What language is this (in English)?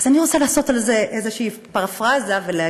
Hebrew